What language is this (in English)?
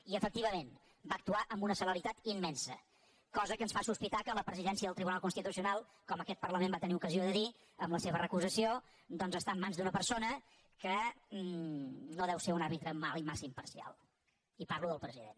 Catalan